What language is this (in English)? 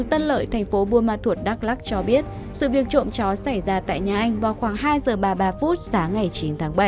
Vietnamese